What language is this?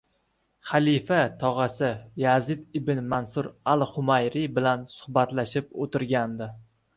Uzbek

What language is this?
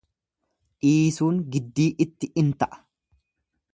Oromo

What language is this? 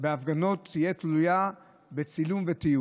Hebrew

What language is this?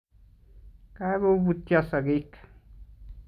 Kalenjin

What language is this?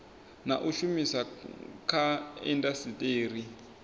Venda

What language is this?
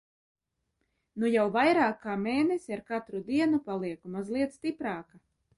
Latvian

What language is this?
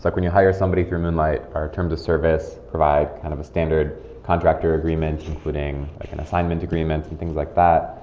English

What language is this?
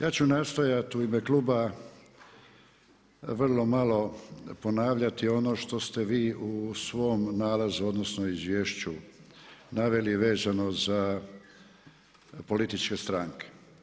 Croatian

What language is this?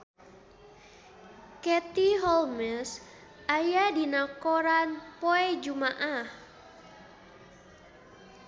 Sundanese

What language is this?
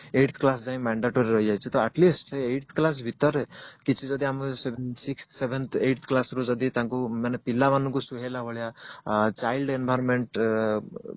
Odia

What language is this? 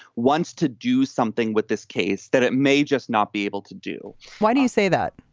English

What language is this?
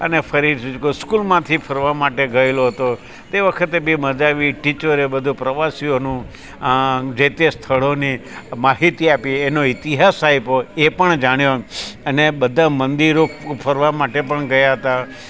Gujarati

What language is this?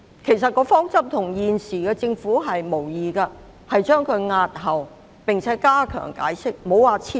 Cantonese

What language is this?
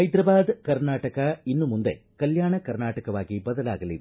Kannada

